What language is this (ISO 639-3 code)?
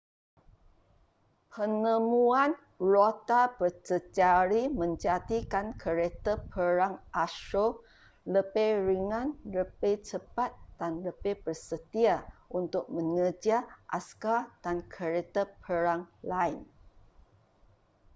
msa